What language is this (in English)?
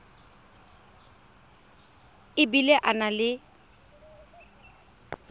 Tswana